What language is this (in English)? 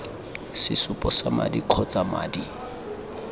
Tswana